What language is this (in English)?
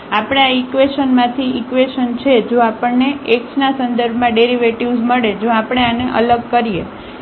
Gujarati